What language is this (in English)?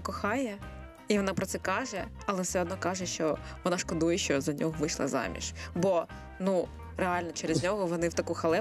Ukrainian